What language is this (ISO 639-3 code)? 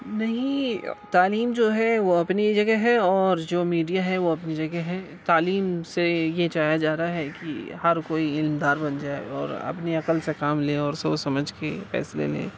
urd